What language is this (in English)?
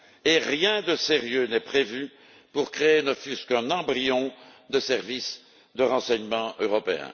French